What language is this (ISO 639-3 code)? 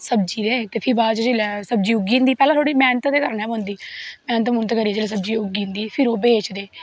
doi